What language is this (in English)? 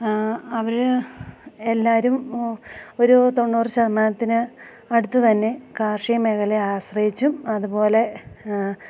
Malayalam